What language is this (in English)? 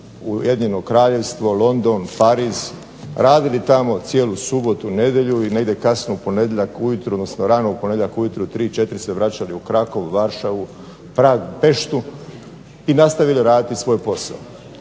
Croatian